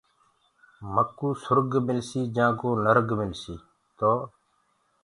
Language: Gurgula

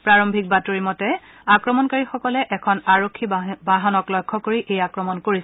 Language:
Assamese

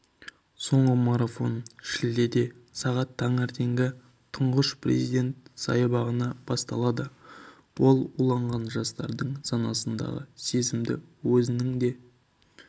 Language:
Kazakh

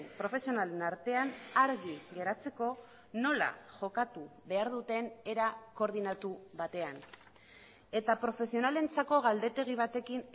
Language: Basque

